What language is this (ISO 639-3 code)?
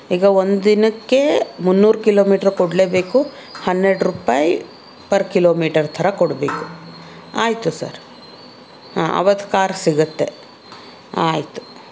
kan